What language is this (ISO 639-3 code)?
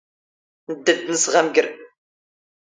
zgh